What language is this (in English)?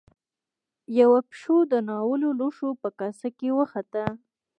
Pashto